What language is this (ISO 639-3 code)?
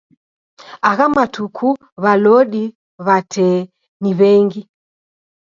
dav